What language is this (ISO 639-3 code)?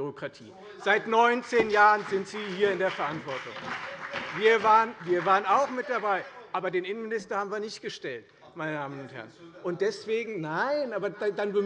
deu